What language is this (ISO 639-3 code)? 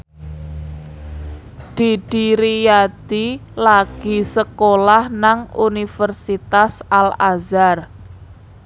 jav